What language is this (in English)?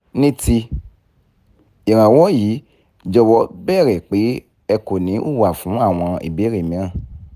Yoruba